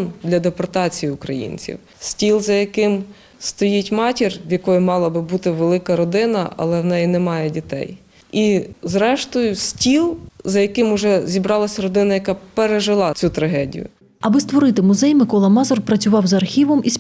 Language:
Ukrainian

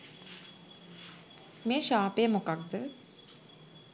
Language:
Sinhala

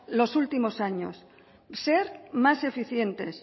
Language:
Spanish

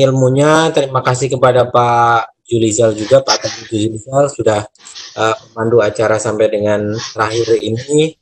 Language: Indonesian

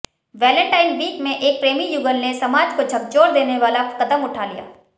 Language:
Hindi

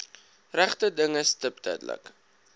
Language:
Afrikaans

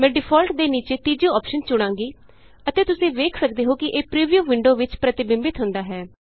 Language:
Punjabi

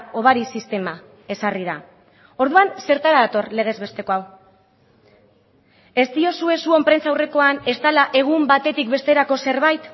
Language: Basque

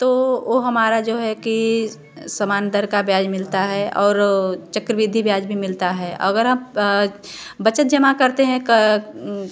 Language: Hindi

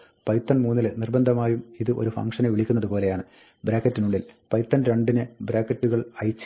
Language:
Malayalam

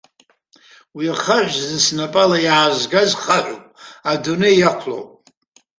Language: Abkhazian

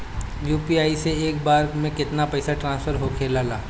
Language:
Bhojpuri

